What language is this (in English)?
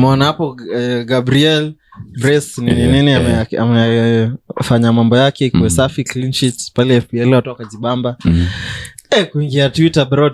Swahili